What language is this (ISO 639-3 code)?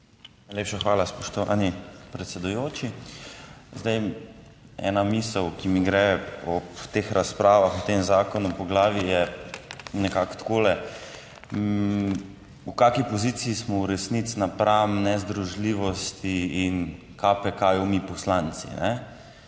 slv